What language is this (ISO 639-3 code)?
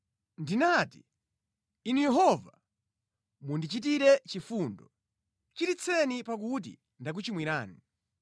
nya